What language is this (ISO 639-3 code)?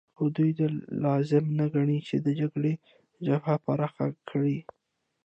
pus